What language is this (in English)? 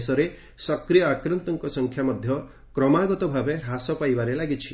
Odia